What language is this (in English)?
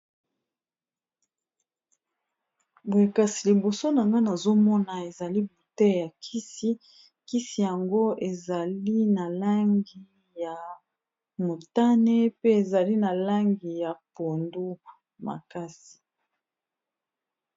Lingala